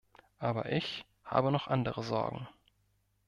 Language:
German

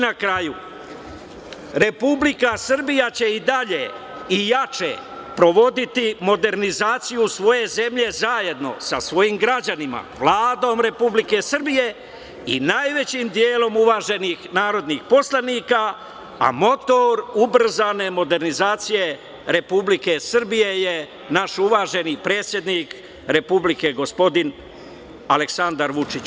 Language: Serbian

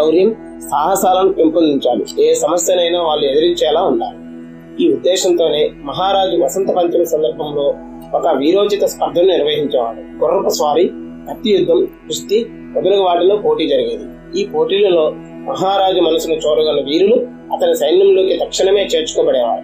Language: Telugu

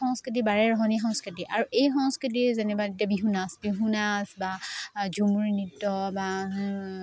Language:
Assamese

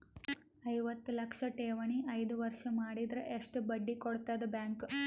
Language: Kannada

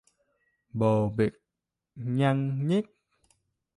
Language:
Vietnamese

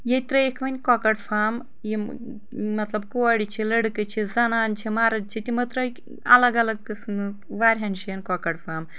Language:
Kashmiri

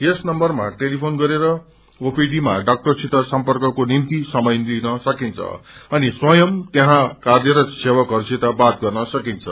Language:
Nepali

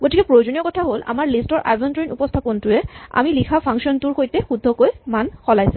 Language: Assamese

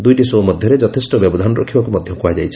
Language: Odia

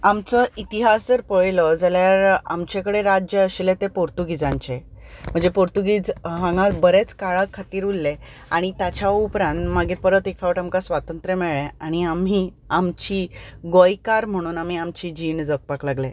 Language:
Konkani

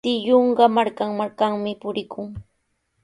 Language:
Sihuas Ancash Quechua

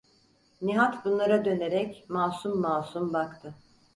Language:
Turkish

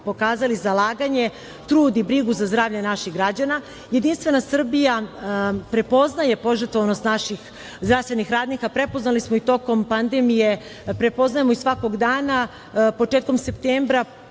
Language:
Serbian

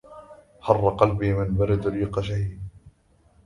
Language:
Arabic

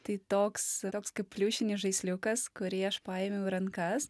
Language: Lithuanian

